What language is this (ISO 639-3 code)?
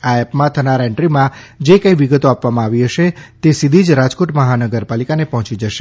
guj